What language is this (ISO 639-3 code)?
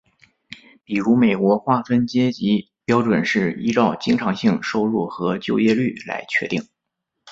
zho